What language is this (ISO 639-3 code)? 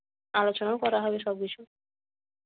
ben